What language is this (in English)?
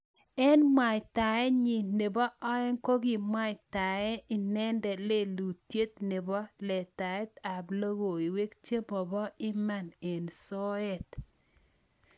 Kalenjin